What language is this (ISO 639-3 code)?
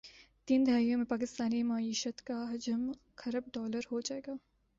urd